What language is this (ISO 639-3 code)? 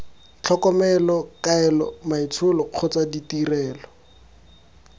tsn